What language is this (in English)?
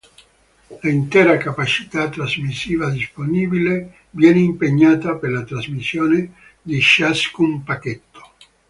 Italian